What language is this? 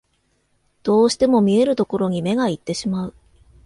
Japanese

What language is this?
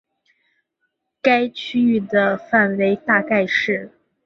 Chinese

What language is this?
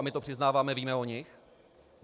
Czech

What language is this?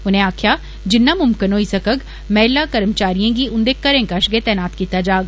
Dogri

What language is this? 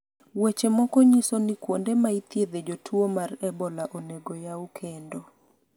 Luo (Kenya and Tanzania)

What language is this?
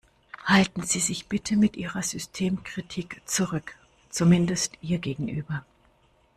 German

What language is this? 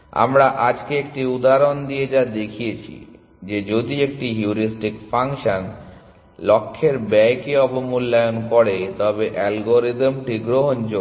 Bangla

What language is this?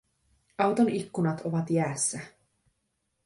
Finnish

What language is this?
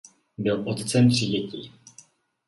Czech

